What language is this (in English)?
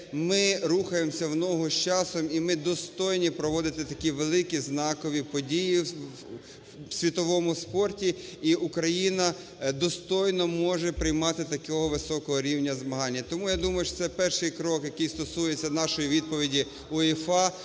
Ukrainian